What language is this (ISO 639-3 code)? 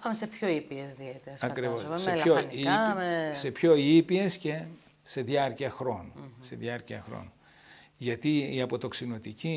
ell